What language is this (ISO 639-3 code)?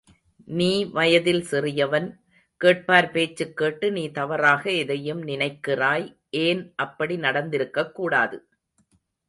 tam